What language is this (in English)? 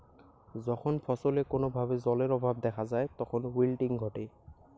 Bangla